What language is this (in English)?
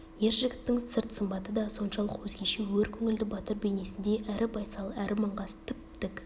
Kazakh